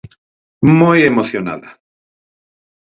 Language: Galician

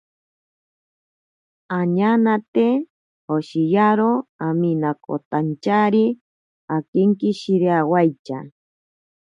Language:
Ashéninka Perené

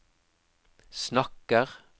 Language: Norwegian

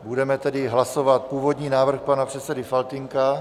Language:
Czech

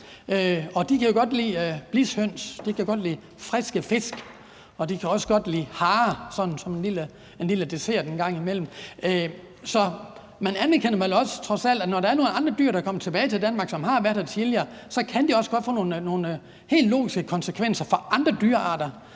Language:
Danish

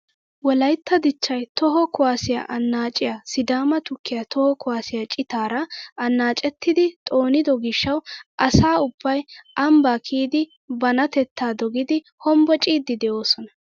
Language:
Wolaytta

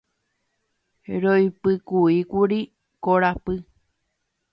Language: Guarani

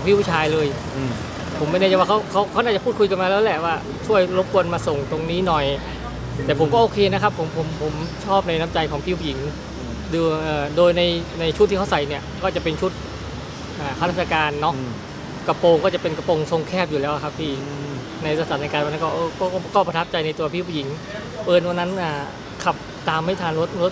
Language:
Thai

